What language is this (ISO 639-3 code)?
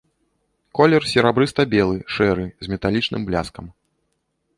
bel